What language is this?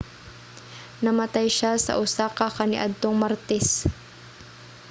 Cebuano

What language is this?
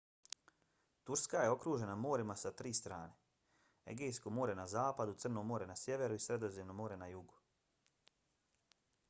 Bosnian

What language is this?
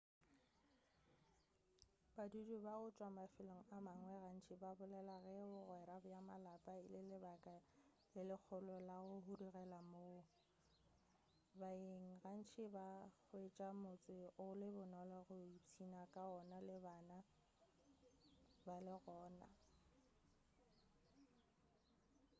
Northern Sotho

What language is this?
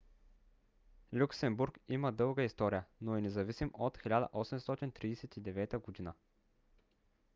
Bulgarian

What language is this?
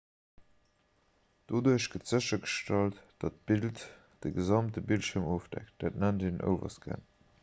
Luxembourgish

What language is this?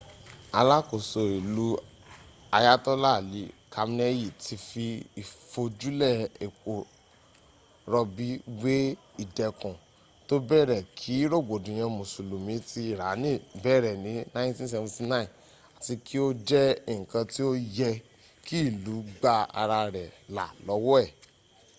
Yoruba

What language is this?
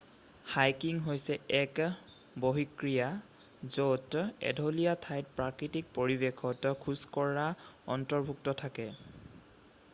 Assamese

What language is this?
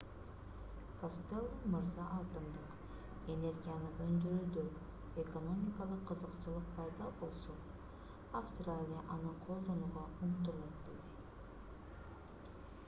Kyrgyz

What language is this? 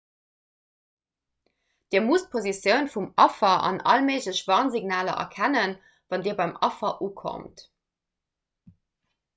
Luxembourgish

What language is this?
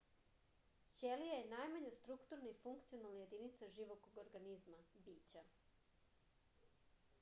Serbian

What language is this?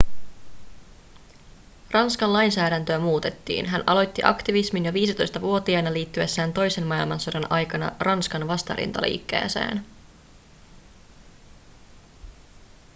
Finnish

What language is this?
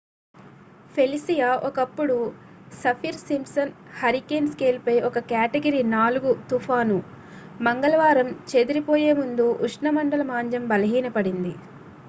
Telugu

